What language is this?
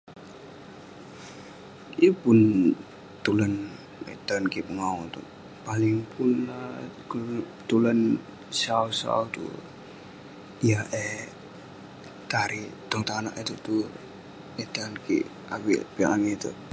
Western Penan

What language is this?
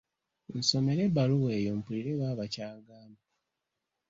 Ganda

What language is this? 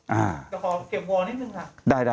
Thai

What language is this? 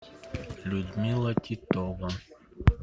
Russian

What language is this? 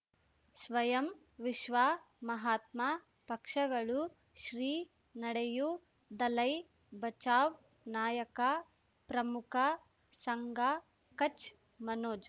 Kannada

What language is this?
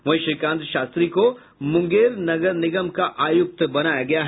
Hindi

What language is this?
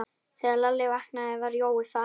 Icelandic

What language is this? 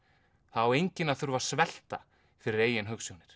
Icelandic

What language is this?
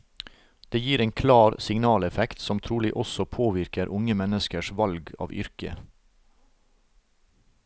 Norwegian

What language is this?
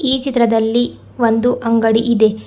Kannada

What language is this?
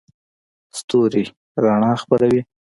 Pashto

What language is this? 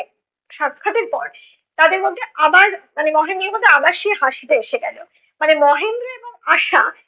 Bangla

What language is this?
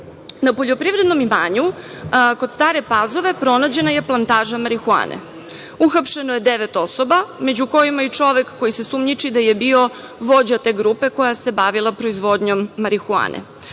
Serbian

